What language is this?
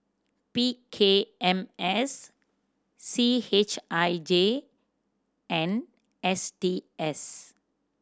English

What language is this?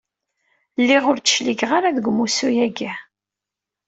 Kabyle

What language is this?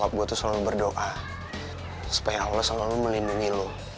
Indonesian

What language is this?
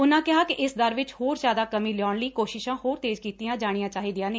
Punjabi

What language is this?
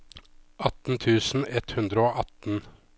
Norwegian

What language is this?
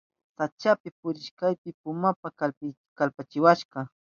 Southern Pastaza Quechua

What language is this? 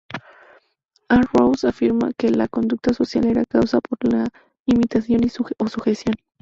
Spanish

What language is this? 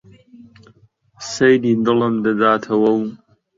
Central Kurdish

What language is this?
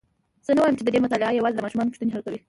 Pashto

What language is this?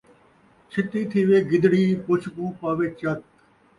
Saraiki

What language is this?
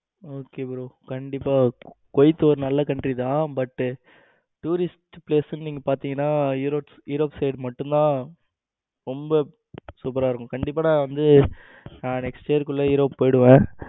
Tamil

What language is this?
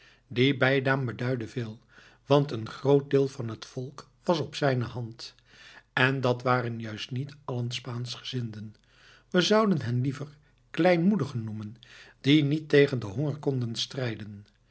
Dutch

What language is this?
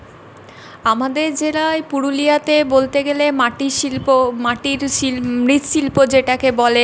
Bangla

